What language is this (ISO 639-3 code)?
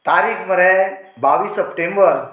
kok